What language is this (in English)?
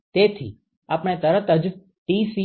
Gujarati